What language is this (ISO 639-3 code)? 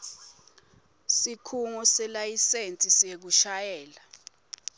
ssw